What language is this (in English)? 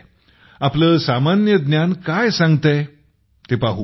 Marathi